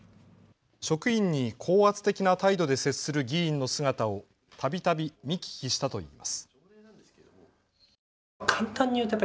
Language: Japanese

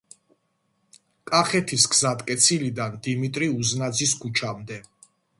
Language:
Georgian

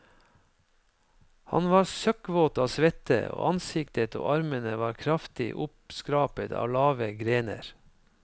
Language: Norwegian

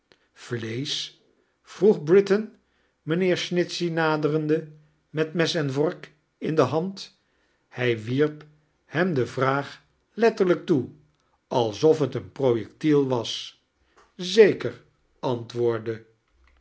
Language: Dutch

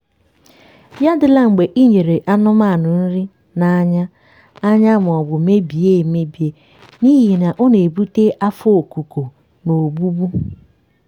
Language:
Igbo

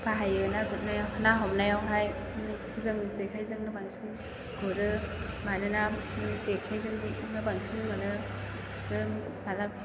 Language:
Bodo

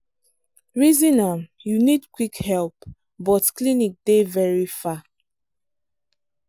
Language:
Nigerian Pidgin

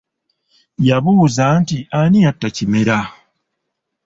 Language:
Ganda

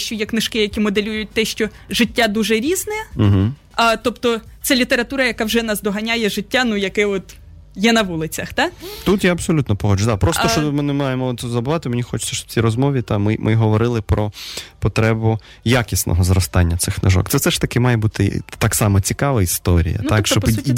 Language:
Russian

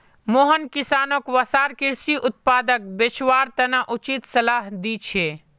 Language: Magahi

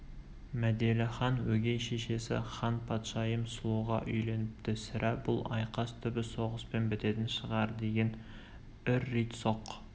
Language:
Kazakh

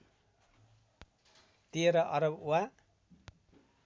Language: Nepali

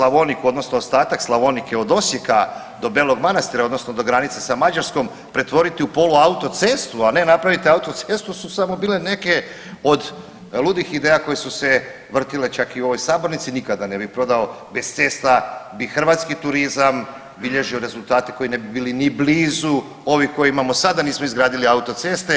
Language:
Croatian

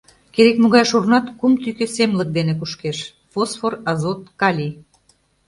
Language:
Mari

